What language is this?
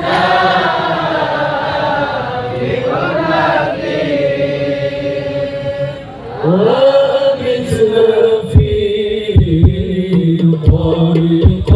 Arabic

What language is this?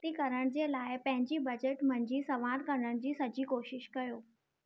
Sindhi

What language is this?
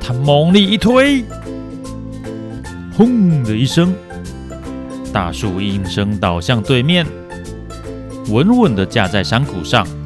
Chinese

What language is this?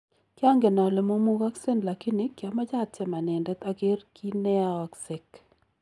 Kalenjin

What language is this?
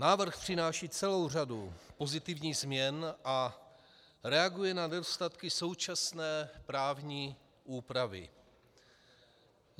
Czech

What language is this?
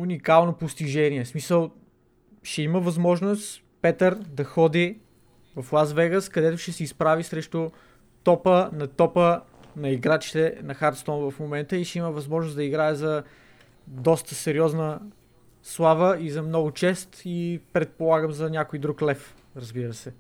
Bulgarian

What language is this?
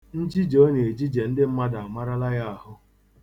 Igbo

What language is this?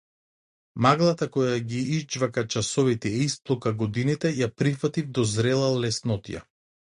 Macedonian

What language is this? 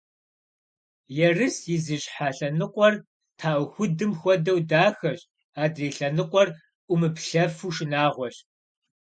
Kabardian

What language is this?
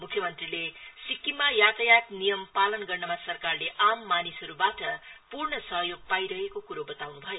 Nepali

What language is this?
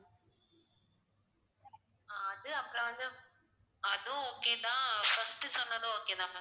Tamil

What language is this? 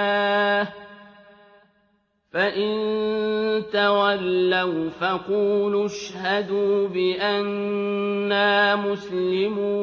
Arabic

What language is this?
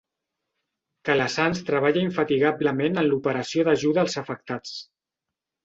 Catalan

